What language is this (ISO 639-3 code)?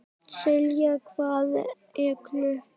isl